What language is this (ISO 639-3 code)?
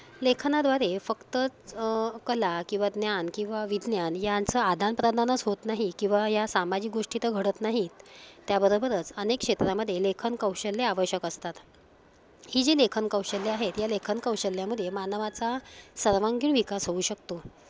mar